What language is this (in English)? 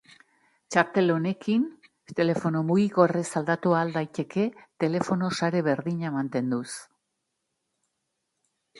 Basque